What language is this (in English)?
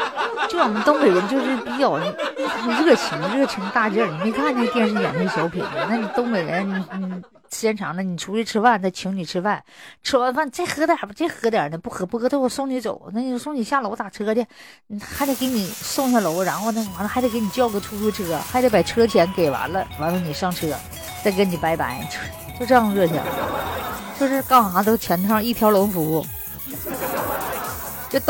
Chinese